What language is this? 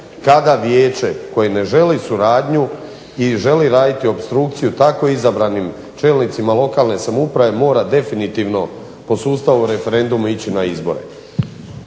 Croatian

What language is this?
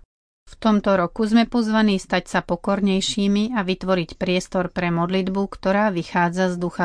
Slovak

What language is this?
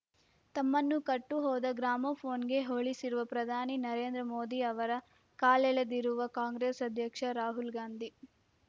Kannada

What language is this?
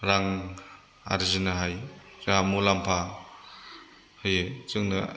Bodo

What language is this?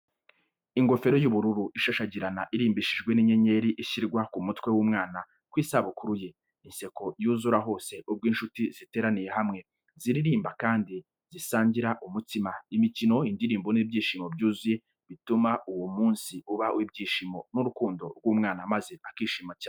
Kinyarwanda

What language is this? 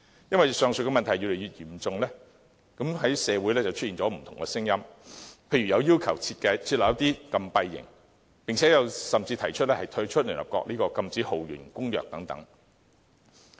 Cantonese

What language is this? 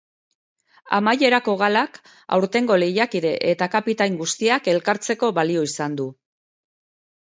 Basque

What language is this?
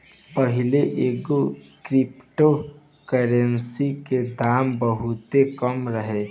Bhojpuri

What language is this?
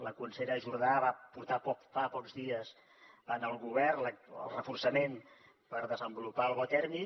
Catalan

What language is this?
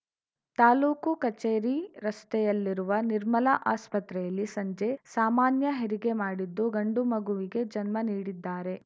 Kannada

